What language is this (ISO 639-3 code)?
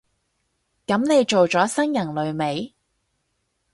yue